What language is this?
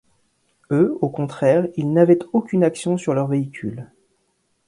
French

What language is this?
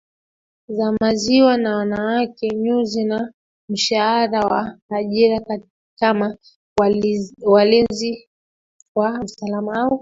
Swahili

